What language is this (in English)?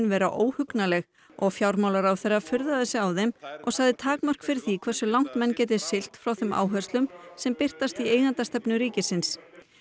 Icelandic